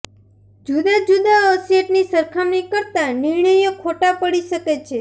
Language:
Gujarati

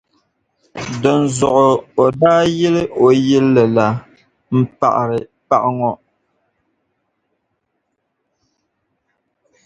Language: Dagbani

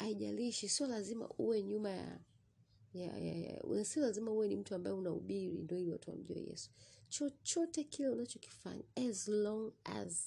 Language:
Swahili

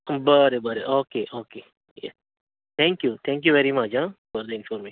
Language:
Konkani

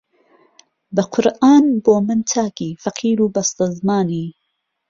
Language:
Central Kurdish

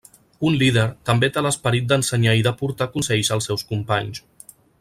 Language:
Catalan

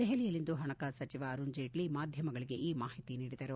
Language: Kannada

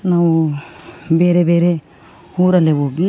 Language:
Kannada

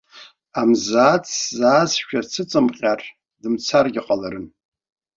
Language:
Abkhazian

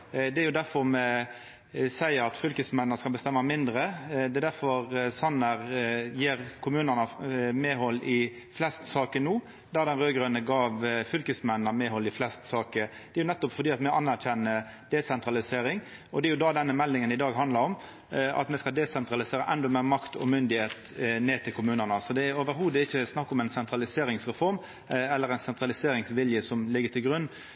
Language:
Norwegian Nynorsk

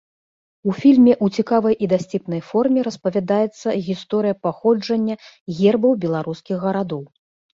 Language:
Belarusian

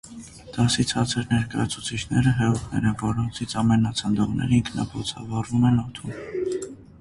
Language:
Armenian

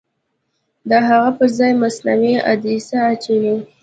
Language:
Pashto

